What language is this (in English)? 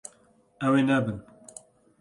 Kurdish